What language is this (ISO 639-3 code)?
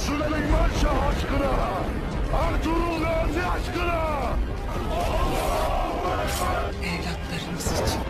tur